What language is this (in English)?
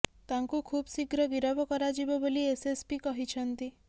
Odia